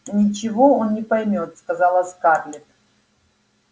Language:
Russian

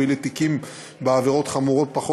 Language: Hebrew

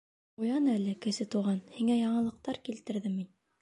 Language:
Bashkir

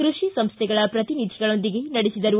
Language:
Kannada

